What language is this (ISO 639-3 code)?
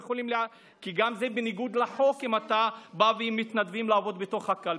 heb